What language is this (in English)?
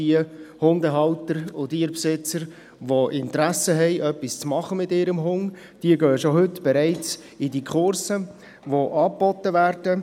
Swiss German